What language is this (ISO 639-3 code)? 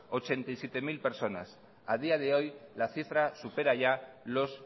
spa